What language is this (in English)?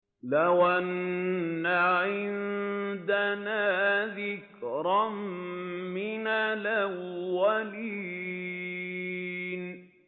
Arabic